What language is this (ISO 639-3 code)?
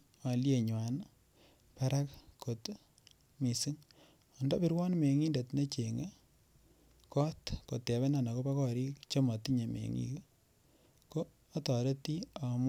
kln